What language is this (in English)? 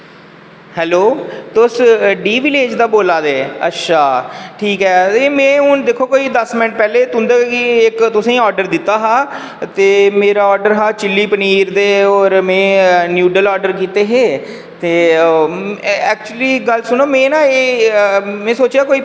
Dogri